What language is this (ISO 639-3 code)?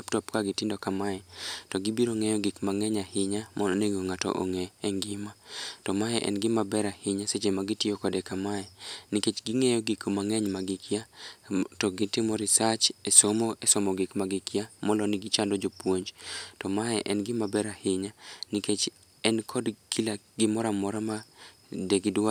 luo